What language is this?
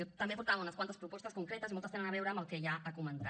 Catalan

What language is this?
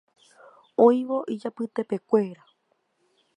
Guarani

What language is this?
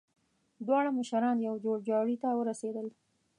Pashto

